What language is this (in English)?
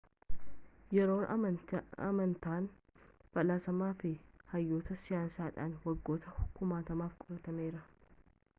Oromo